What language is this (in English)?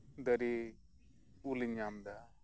Santali